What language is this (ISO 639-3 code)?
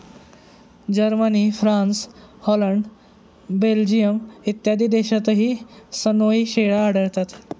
mar